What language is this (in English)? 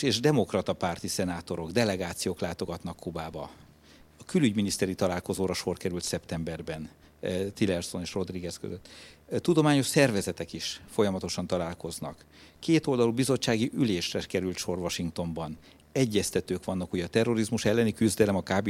Hungarian